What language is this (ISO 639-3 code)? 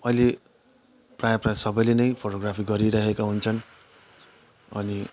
nep